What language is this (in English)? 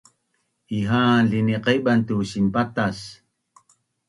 Bunun